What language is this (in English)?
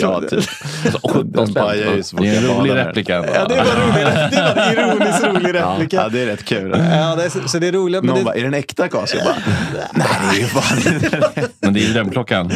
Swedish